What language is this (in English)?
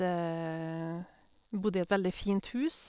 Norwegian